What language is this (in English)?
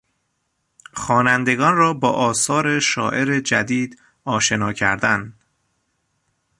Persian